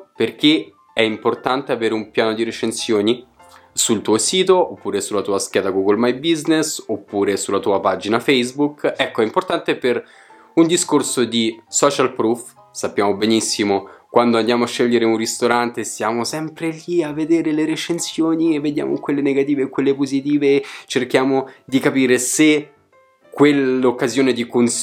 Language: Italian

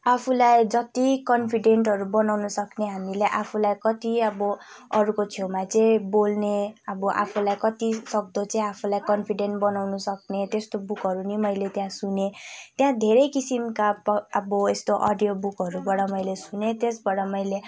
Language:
Nepali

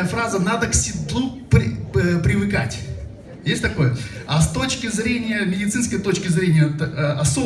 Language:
Russian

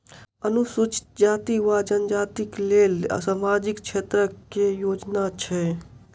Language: Maithili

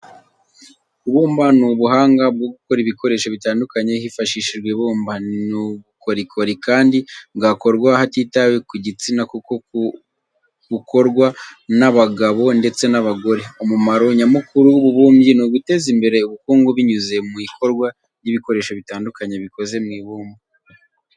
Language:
Kinyarwanda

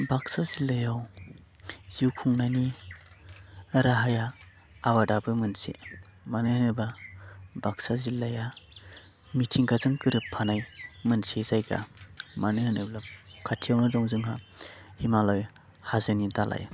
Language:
Bodo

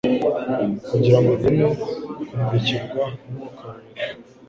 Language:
Kinyarwanda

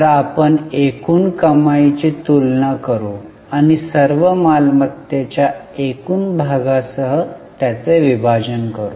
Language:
Marathi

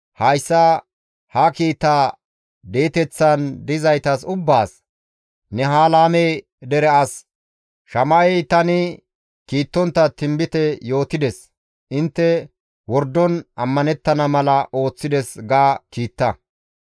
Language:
Gamo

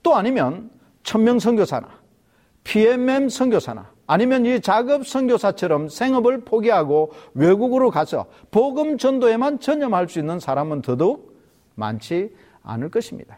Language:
Korean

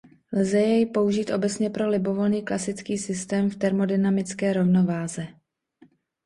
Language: Czech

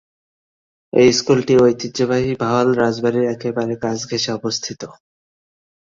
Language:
Bangla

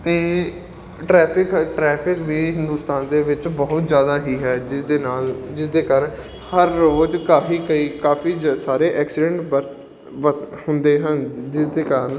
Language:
Punjabi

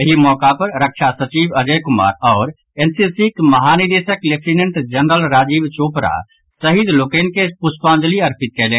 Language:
Maithili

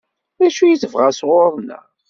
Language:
Kabyle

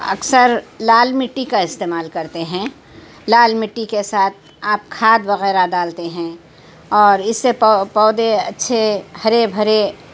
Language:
Urdu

